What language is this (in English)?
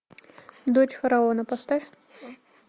Russian